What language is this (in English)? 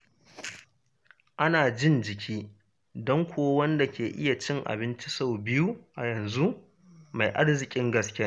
Hausa